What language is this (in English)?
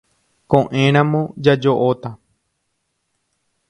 Guarani